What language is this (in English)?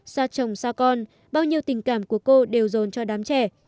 Vietnamese